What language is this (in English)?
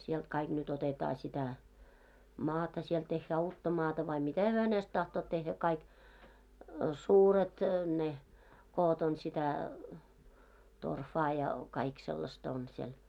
Finnish